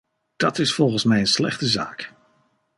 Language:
Dutch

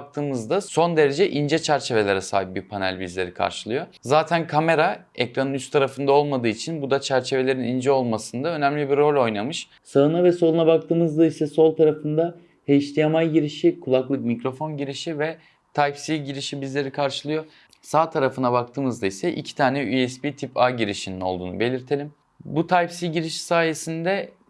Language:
Turkish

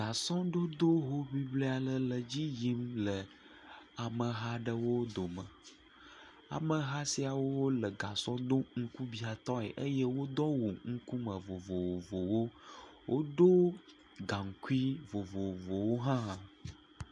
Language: Ewe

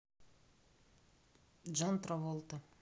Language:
Russian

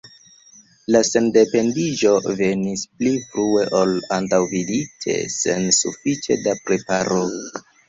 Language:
Esperanto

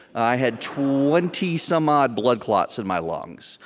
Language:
English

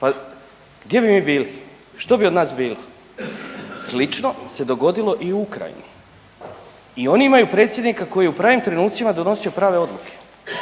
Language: Croatian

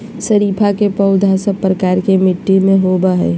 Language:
Magahi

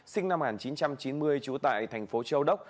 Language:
Vietnamese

